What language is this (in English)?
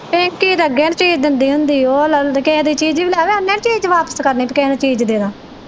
Punjabi